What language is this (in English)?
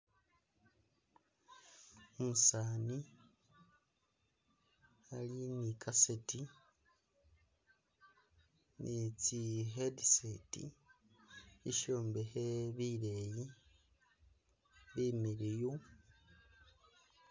Masaaba